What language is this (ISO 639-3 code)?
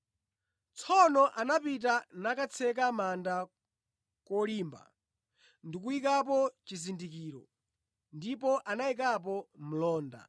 nya